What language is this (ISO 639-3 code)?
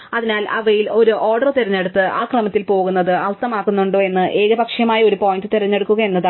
mal